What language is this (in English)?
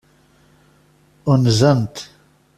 Kabyle